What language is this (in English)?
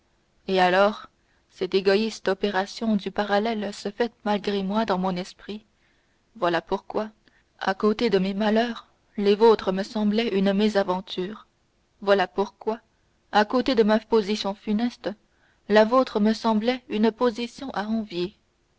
French